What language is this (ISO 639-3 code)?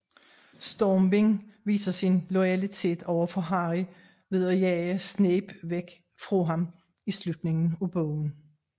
dan